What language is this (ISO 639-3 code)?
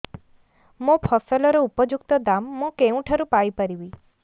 ori